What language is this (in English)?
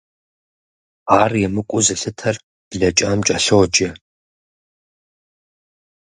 Kabardian